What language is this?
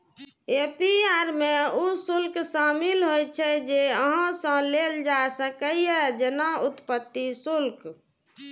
Maithili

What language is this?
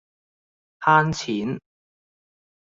Cantonese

